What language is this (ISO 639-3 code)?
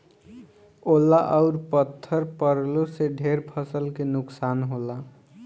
bho